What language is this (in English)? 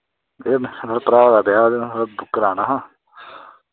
Dogri